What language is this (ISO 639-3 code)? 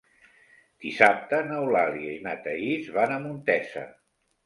cat